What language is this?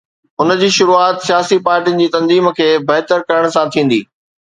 Sindhi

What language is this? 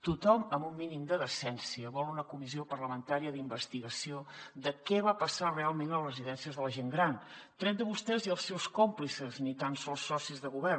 Catalan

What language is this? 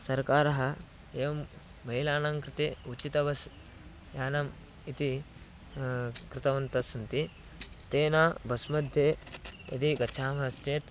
Sanskrit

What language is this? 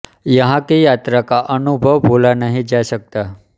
Hindi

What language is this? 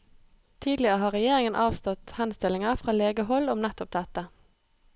Norwegian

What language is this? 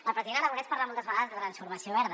Catalan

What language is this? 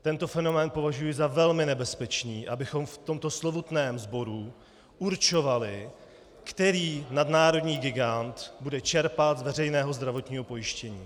Czech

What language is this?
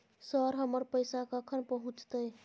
Maithili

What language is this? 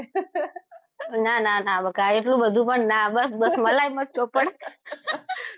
Gujarati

